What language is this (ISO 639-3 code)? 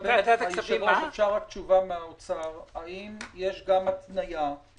heb